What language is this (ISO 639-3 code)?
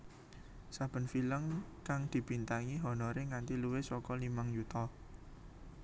jav